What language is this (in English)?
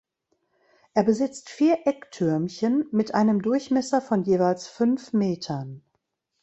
German